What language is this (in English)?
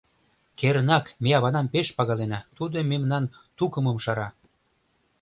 Mari